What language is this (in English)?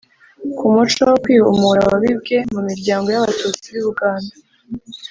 Kinyarwanda